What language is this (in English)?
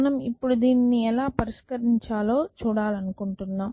Telugu